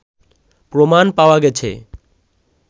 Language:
Bangla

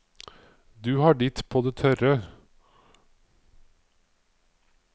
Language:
Norwegian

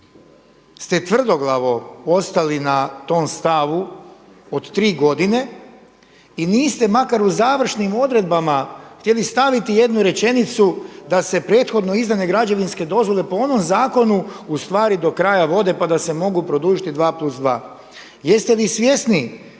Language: Croatian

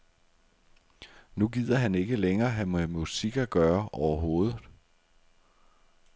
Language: Danish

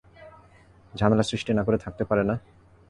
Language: Bangla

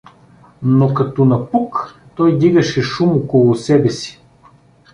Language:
Bulgarian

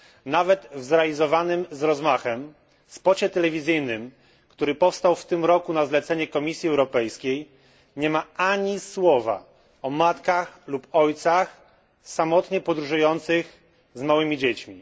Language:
Polish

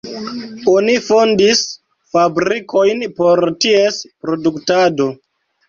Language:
Esperanto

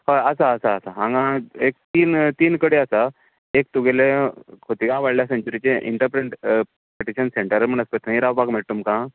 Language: Konkani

